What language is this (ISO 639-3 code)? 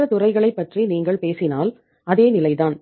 tam